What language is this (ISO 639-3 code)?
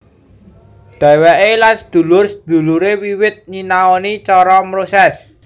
jav